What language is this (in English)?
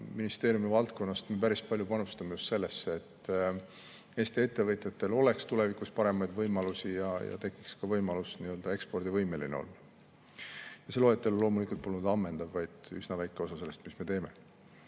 Estonian